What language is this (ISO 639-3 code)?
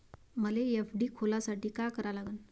mar